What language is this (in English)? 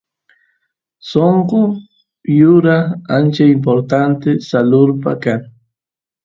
Santiago del Estero Quichua